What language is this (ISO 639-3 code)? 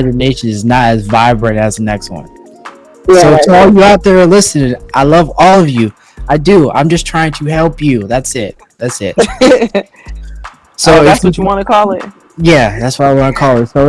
eng